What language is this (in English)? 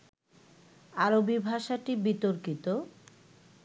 Bangla